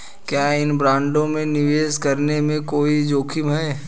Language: Hindi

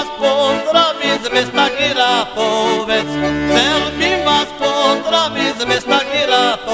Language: Slovak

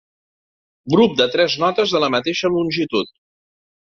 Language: Catalan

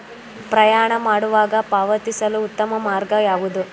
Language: Kannada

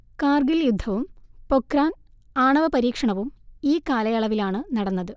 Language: Malayalam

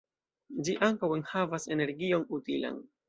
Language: Esperanto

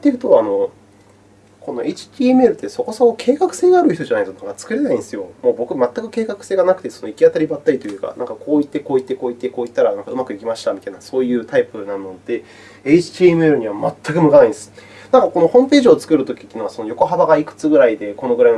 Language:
Japanese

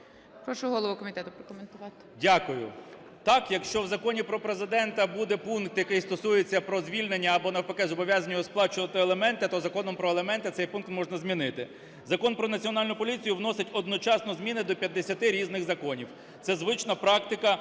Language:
Ukrainian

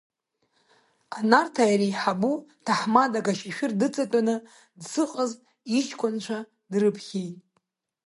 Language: Abkhazian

